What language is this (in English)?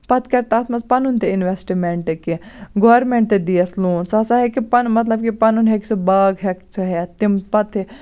Kashmiri